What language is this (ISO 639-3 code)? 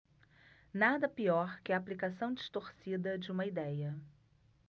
por